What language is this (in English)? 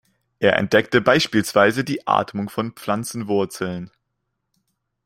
German